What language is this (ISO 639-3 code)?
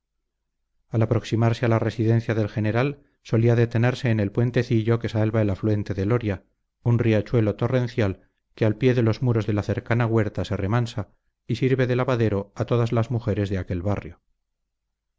spa